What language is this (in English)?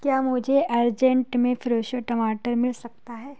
Urdu